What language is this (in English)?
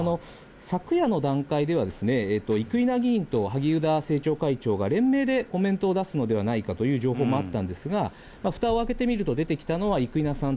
Japanese